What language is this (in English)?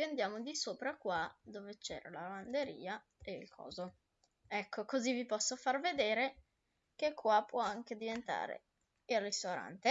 Italian